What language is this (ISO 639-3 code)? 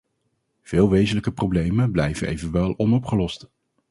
nld